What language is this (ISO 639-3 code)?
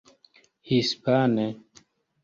epo